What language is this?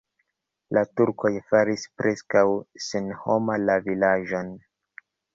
Esperanto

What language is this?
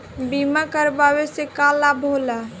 Bhojpuri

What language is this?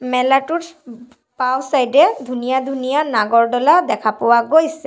Assamese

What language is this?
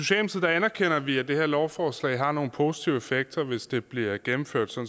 Danish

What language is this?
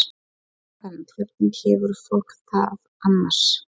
Icelandic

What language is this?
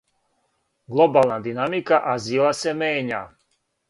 Serbian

